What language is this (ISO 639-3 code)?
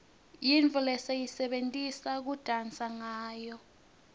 ssw